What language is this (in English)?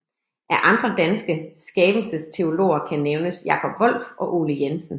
Danish